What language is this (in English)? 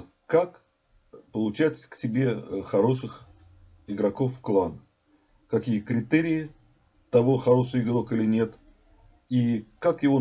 Russian